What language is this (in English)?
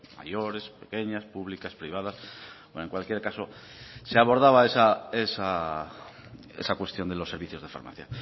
Spanish